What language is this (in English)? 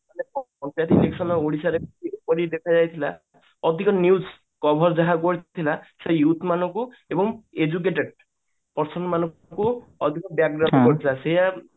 Odia